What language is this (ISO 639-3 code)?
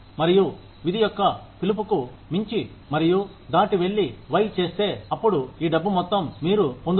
tel